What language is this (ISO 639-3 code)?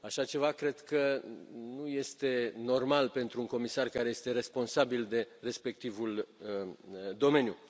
ron